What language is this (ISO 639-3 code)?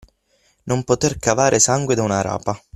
ita